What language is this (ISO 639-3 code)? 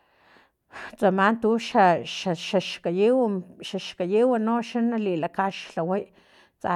tlp